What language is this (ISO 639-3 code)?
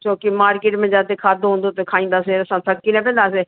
snd